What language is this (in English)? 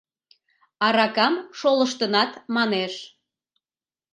Mari